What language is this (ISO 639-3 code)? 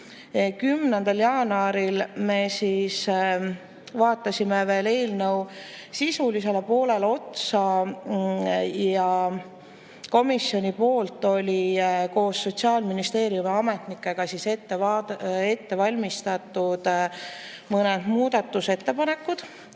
est